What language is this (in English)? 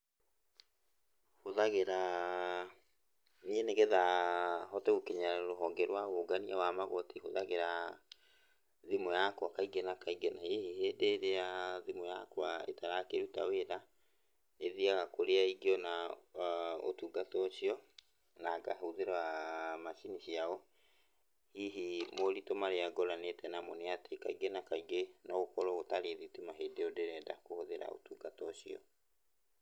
Kikuyu